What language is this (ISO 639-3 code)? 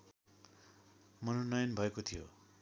nep